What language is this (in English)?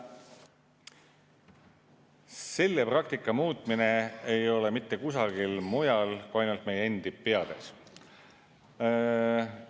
Estonian